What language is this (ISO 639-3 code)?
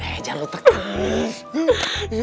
ind